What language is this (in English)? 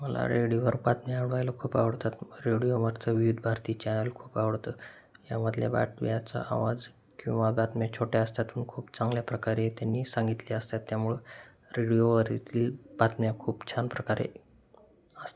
Marathi